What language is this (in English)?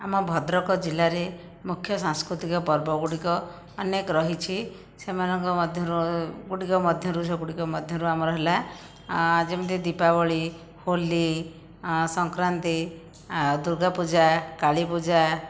Odia